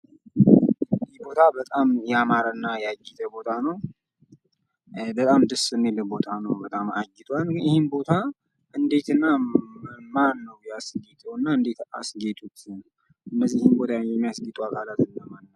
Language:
Amharic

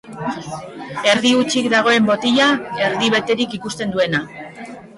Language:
Basque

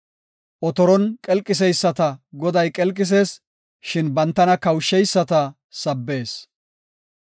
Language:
Gofa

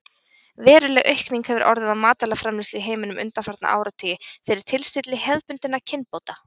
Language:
Icelandic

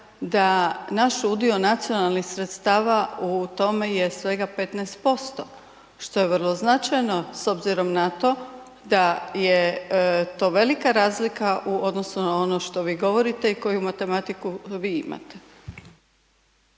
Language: Croatian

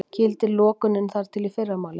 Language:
Icelandic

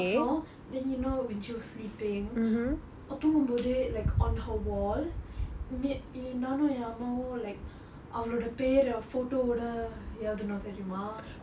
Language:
English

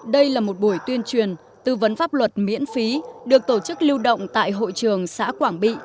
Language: Vietnamese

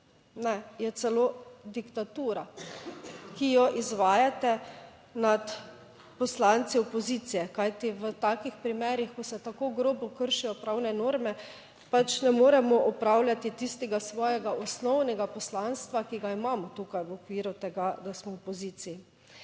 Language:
Slovenian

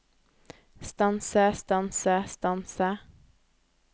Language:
Norwegian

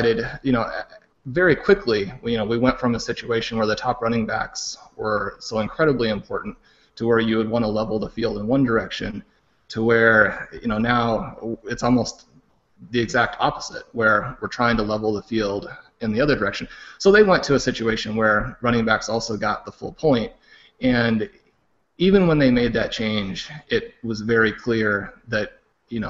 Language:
English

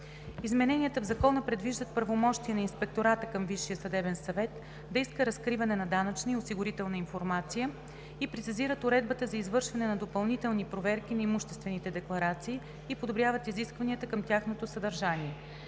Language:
Bulgarian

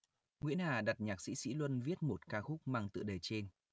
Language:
Vietnamese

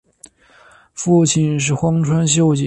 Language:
Chinese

